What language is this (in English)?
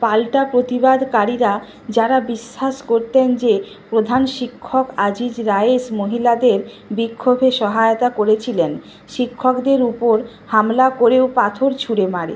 Bangla